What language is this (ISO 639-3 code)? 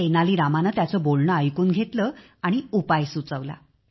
mar